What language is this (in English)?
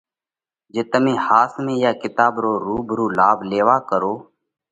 Parkari Koli